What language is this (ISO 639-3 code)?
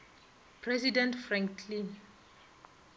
nso